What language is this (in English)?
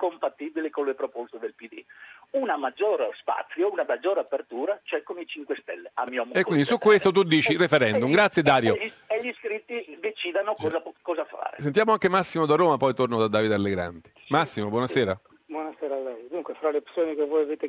Italian